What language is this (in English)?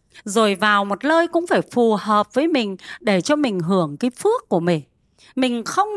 Vietnamese